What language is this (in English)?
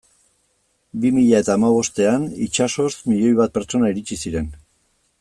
Basque